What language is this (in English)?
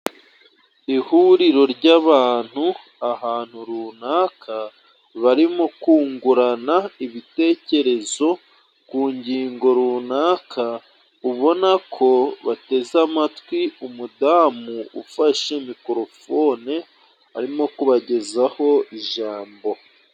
Kinyarwanda